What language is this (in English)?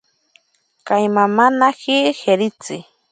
Ashéninka Perené